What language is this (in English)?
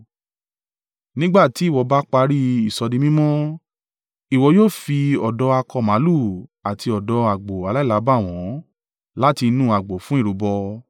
Yoruba